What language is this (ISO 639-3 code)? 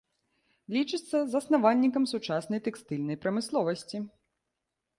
bel